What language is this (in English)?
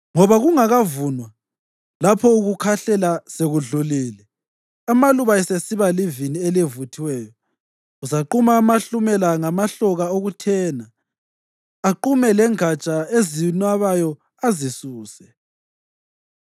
North Ndebele